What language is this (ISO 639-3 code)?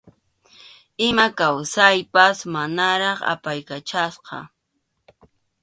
qxu